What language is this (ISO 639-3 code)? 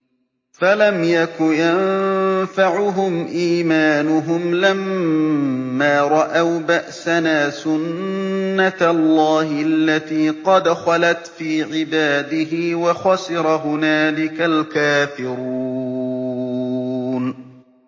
ara